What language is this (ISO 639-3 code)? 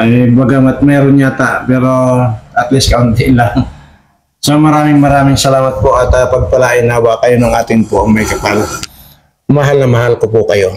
fil